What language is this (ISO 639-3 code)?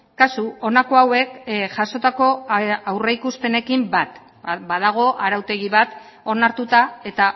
eus